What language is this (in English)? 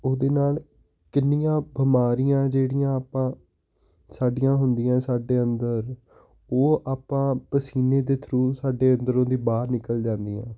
Punjabi